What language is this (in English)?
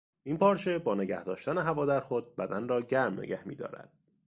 Persian